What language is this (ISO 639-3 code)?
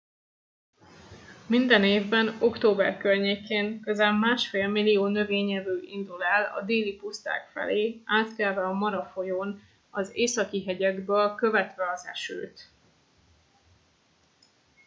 hun